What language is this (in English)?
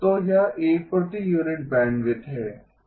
Hindi